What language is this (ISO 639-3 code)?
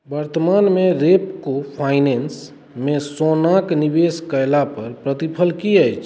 mai